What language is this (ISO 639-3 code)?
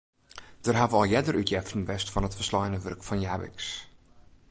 fry